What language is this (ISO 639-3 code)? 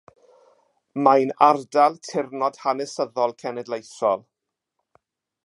cym